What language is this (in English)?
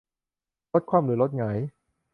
Thai